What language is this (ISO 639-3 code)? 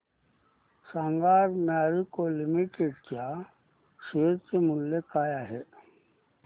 mar